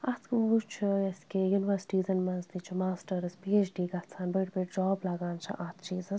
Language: Kashmiri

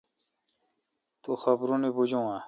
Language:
Kalkoti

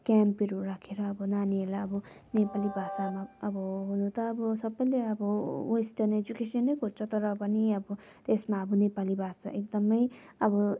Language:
Nepali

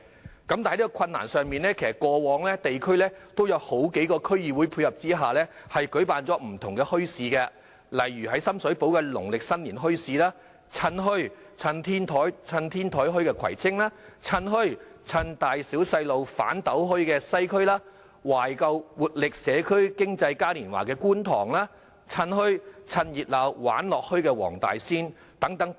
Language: Cantonese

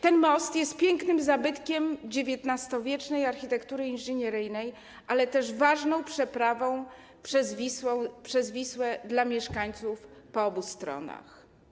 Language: Polish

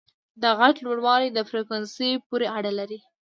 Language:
Pashto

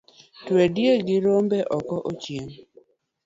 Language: Luo (Kenya and Tanzania)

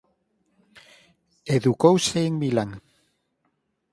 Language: Galician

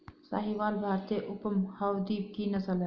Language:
Hindi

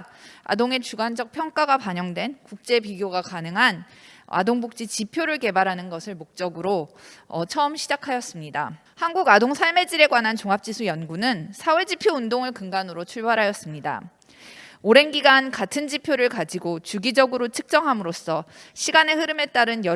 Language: Korean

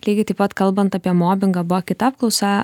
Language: Lithuanian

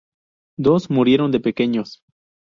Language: Spanish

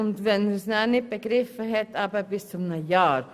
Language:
Swiss German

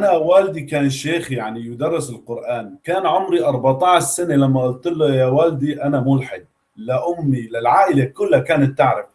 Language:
Arabic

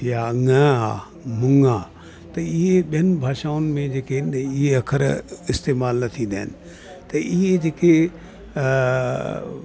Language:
Sindhi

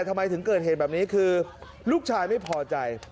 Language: Thai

